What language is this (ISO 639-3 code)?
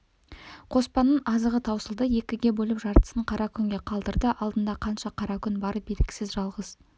kaz